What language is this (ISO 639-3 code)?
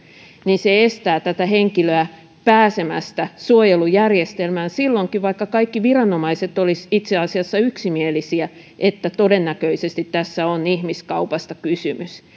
fin